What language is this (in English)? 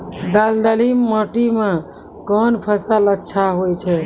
Maithili